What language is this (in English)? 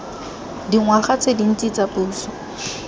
Tswana